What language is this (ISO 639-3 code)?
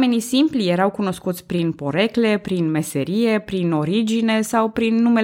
ron